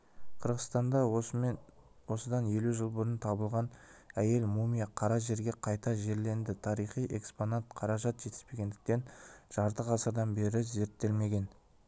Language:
Kazakh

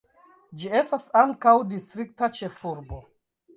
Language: Esperanto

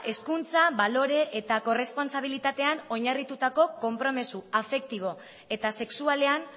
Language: Basque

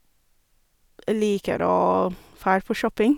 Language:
Norwegian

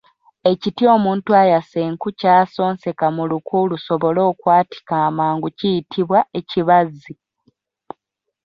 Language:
Ganda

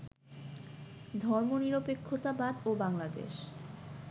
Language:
Bangla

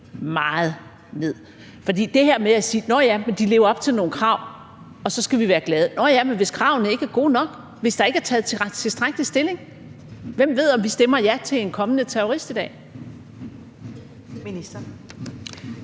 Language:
Danish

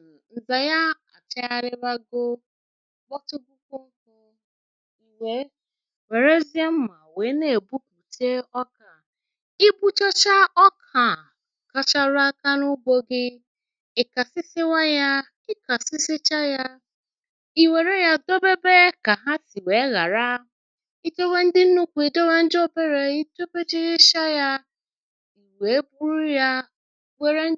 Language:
Igbo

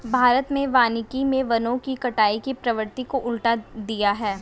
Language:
Hindi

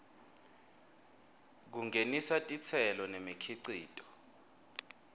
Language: Swati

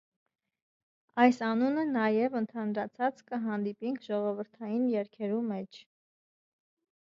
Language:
Armenian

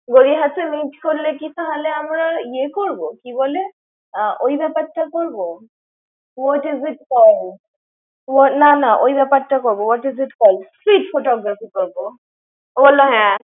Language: Bangla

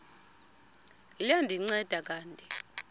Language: Xhosa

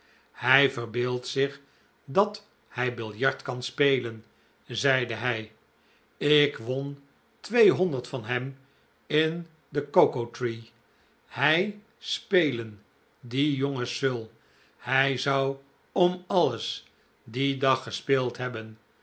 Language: Dutch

